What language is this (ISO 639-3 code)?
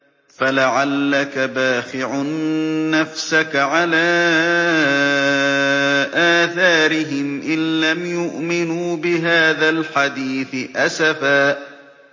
ara